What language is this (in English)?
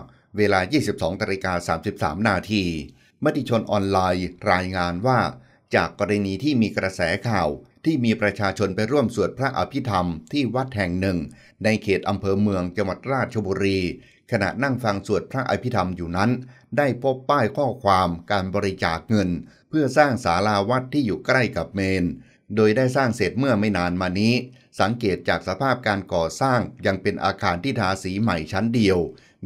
Thai